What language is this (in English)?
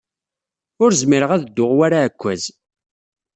Kabyle